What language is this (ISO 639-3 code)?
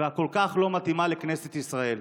heb